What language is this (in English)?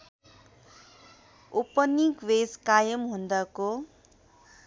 Nepali